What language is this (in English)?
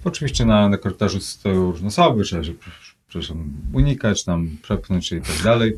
Polish